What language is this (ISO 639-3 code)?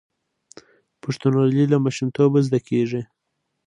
pus